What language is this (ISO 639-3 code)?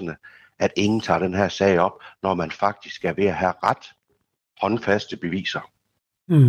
dan